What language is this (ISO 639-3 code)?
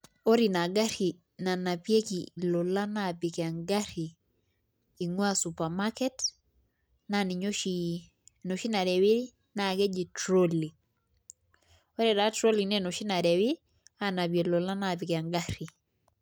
mas